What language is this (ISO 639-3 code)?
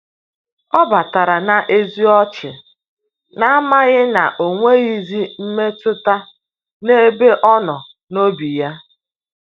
ibo